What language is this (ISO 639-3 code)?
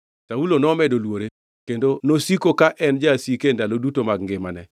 luo